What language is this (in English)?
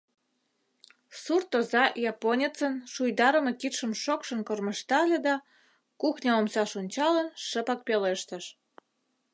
Mari